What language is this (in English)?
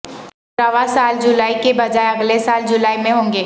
Urdu